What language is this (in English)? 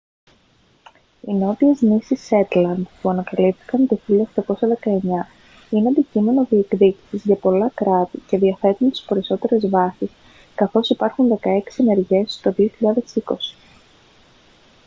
Greek